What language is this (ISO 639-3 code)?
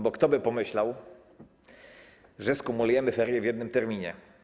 pol